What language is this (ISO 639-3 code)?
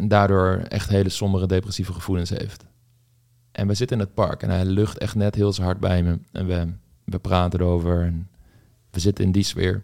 nld